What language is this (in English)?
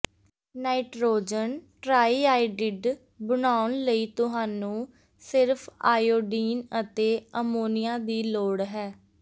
Punjabi